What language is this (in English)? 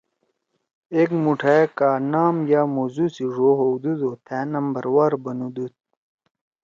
Torwali